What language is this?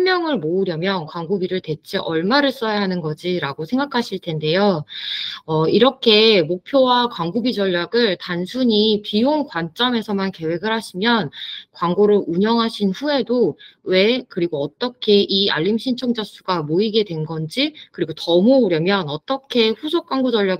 Korean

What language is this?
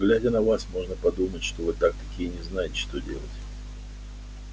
Russian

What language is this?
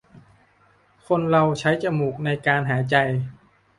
Thai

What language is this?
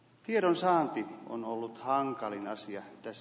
Finnish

